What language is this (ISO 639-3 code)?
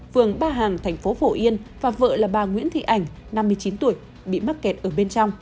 vie